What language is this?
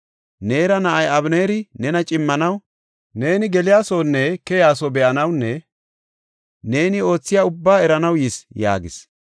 Gofa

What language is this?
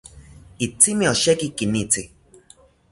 South Ucayali Ashéninka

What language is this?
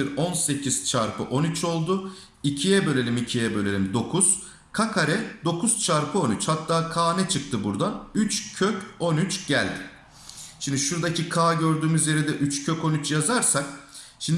Turkish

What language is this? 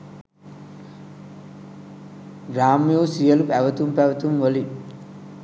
Sinhala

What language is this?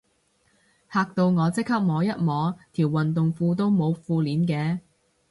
Cantonese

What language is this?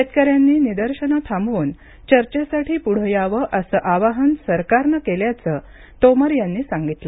Marathi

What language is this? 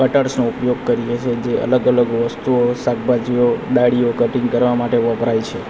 Gujarati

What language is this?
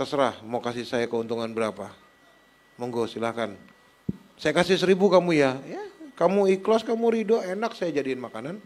Indonesian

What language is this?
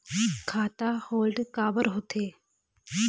Chhattisgarhi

